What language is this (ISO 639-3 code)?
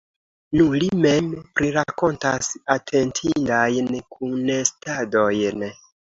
epo